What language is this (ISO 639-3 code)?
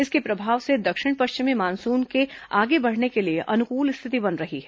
hin